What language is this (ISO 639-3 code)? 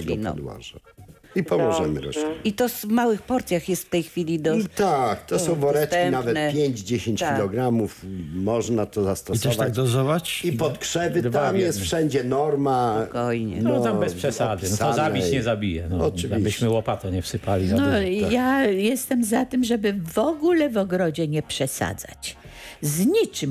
pol